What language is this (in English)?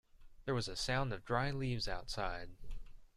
English